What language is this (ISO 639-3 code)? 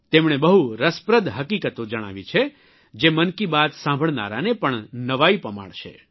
guj